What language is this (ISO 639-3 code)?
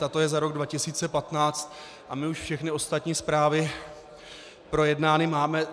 ces